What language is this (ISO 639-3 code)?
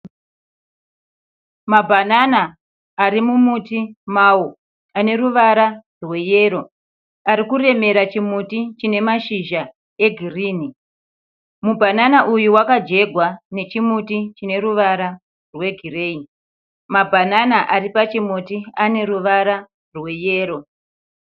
sna